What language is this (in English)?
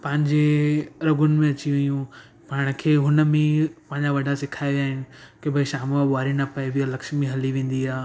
Sindhi